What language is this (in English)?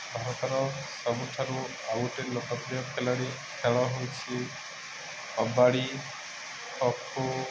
Odia